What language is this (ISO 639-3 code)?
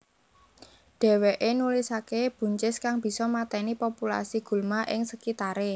jav